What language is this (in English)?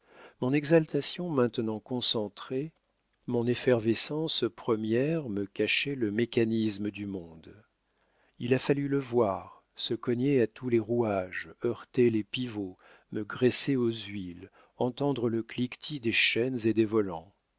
French